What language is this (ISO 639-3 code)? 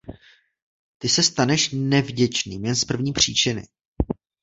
ces